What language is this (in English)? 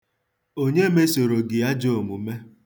Igbo